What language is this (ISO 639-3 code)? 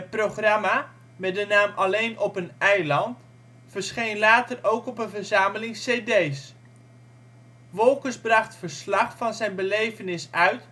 nld